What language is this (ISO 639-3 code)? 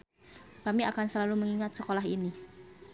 sun